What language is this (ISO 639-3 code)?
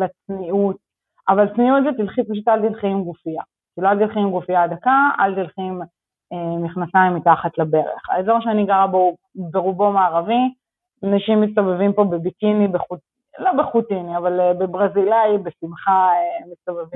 heb